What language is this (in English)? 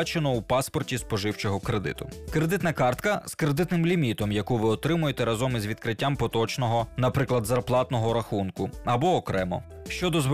Ukrainian